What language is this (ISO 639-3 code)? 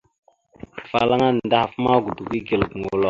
mxu